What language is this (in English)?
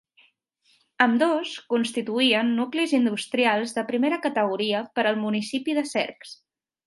Catalan